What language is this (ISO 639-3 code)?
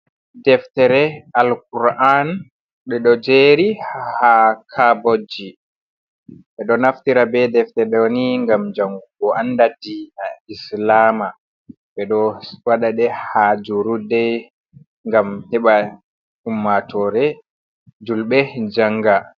ful